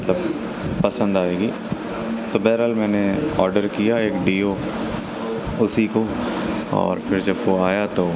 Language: Urdu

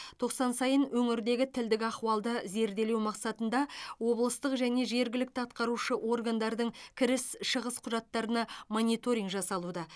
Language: Kazakh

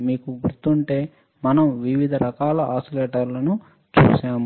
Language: Telugu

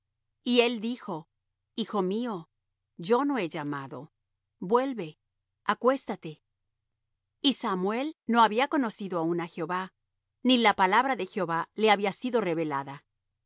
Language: Spanish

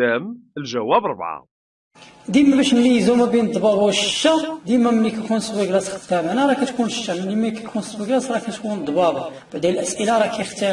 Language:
Arabic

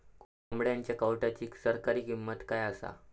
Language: Marathi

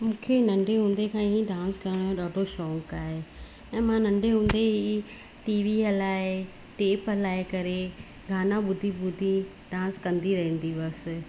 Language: Sindhi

